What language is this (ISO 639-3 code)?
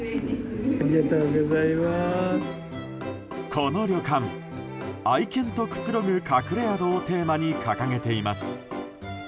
jpn